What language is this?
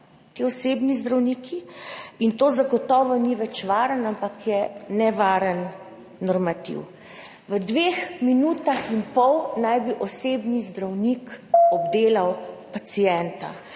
Slovenian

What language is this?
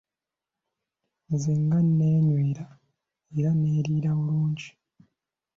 Ganda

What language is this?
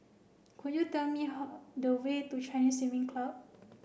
English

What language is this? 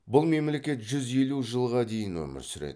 Kazakh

